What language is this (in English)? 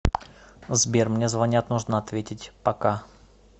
Russian